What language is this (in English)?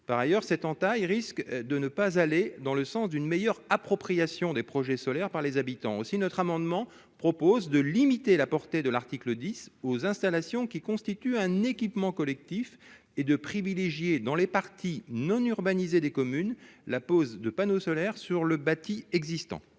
French